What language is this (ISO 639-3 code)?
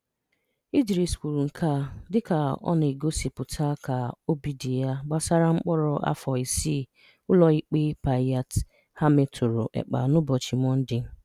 ibo